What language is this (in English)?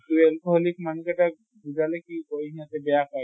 Assamese